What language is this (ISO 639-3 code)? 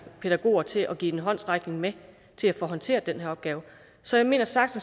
dan